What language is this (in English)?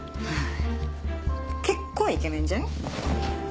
Japanese